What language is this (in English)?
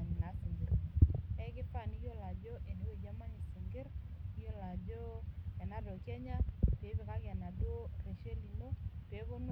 Masai